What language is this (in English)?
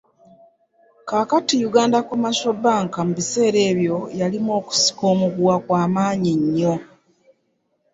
Ganda